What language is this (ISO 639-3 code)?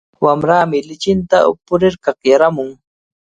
qvl